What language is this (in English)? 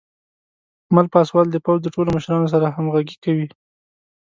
Pashto